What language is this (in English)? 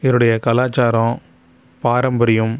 Tamil